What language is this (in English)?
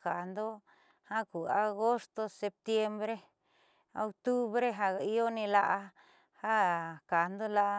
Southeastern Nochixtlán Mixtec